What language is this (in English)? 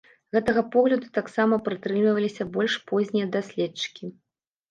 Belarusian